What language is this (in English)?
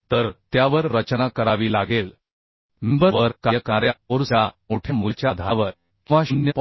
Marathi